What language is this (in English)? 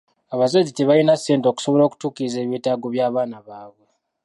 Ganda